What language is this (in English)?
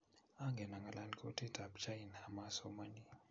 Kalenjin